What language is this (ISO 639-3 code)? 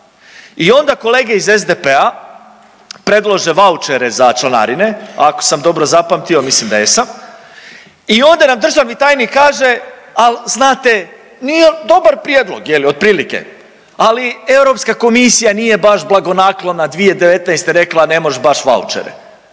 hrv